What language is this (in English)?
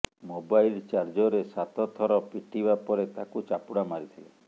Odia